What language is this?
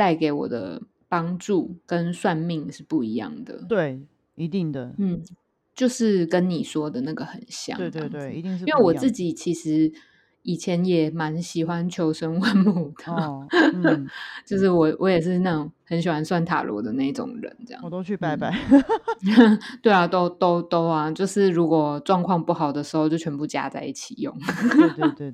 Chinese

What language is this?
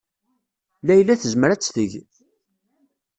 Kabyle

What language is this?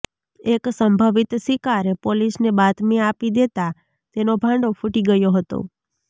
Gujarati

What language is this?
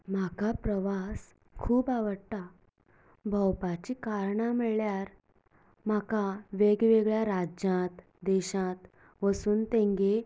Konkani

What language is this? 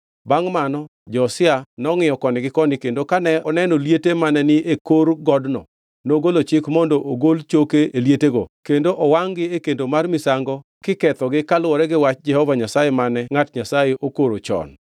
Luo (Kenya and Tanzania)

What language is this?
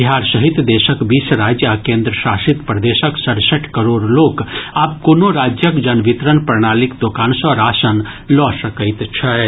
Maithili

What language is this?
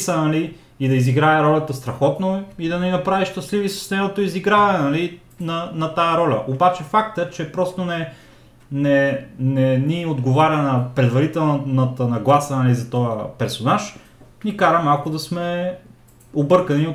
Bulgarian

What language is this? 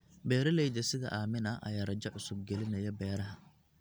Somali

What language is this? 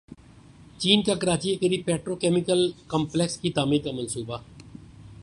Urdu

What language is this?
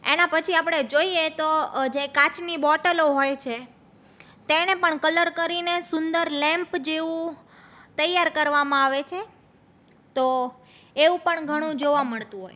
Gujarati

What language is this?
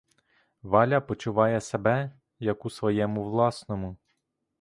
Ukrainian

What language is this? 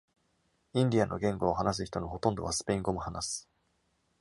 Japanese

